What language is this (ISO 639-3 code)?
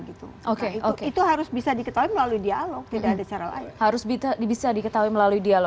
ind